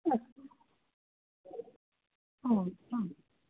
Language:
Sanskrit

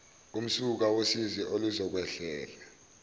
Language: Zulu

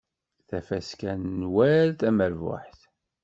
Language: Kabyle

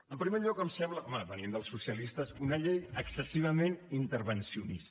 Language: Catalan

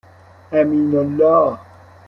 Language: Persian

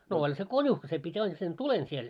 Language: Finnish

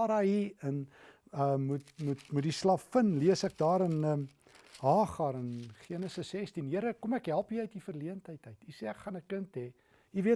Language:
Dutch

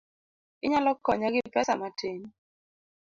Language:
Luo (Kenya and Tanzania)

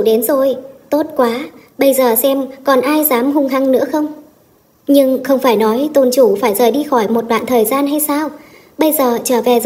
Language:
Vietnamese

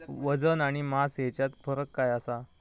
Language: Marathi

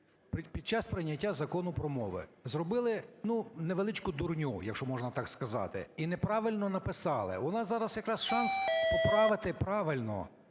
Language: Ukrainian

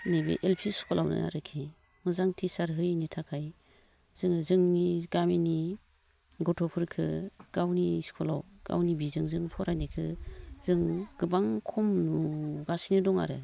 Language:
Bodo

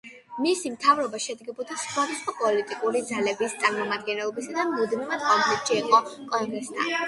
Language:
Georgian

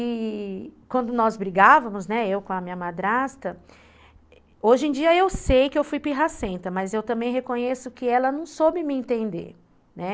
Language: Portuguese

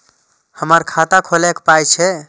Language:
Maithili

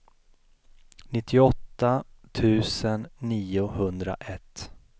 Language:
Swedish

